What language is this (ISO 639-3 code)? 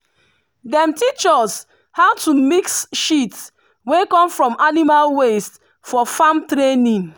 pcm